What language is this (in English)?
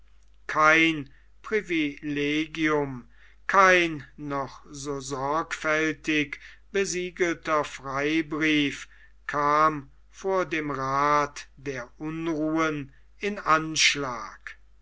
German